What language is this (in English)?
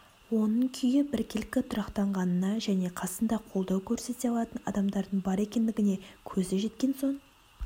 Kazakh